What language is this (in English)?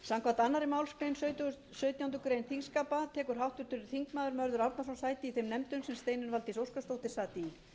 Icelandic